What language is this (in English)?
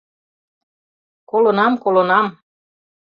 Mari